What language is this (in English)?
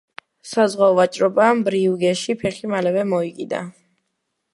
Georgian